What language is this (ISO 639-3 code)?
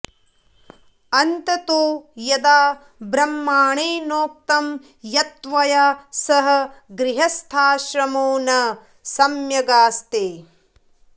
san